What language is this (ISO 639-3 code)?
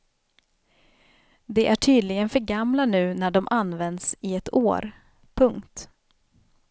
swe